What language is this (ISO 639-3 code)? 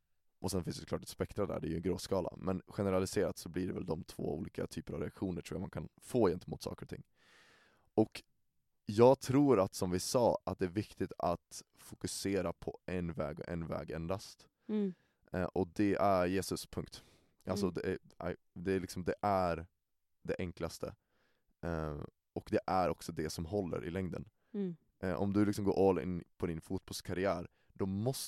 swe